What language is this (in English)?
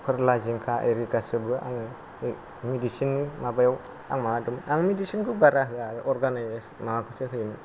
Bodo